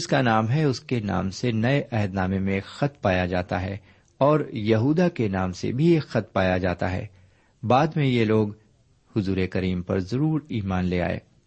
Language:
Urdu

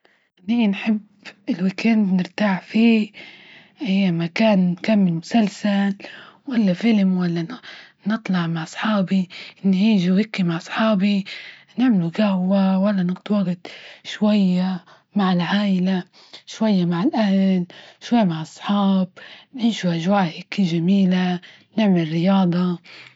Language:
Libyan Arabic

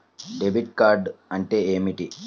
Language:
Telugu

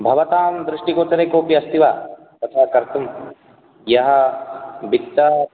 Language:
Sanskrit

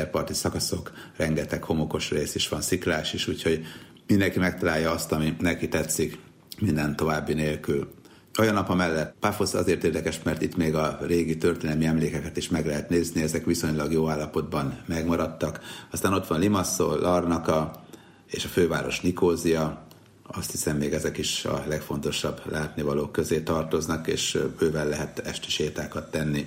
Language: Hungarian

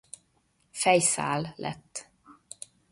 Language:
Hungarian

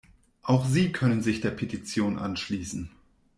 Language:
German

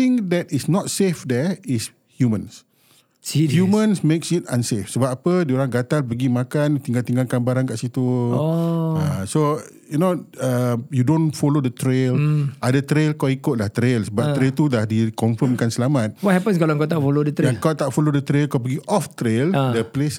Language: Malay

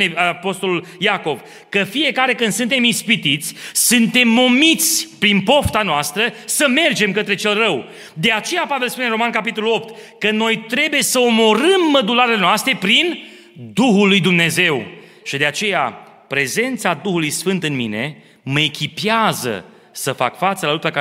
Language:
Romanian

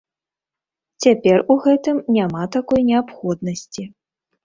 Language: Belarusian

